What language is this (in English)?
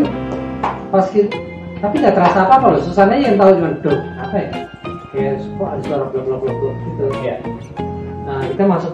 Indonesian